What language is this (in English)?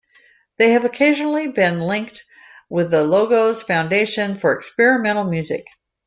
English